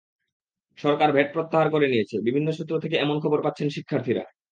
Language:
Bangla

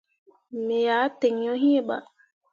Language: Mundang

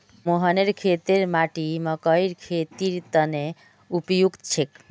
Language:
Magahi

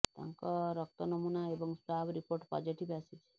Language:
Odia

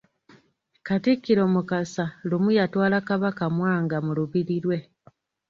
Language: Ganda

